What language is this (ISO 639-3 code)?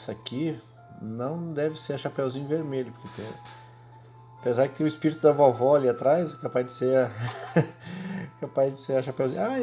por